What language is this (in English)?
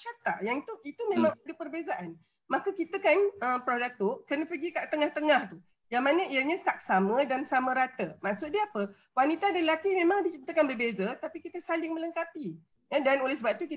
Malay